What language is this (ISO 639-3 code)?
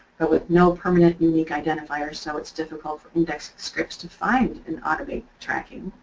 eng